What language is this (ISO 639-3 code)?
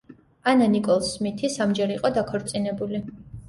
kat